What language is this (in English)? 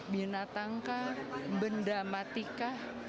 Indonesian